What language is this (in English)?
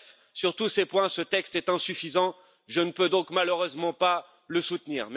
French